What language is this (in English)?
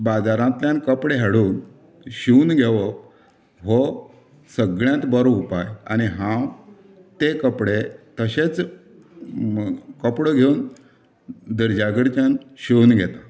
Konkani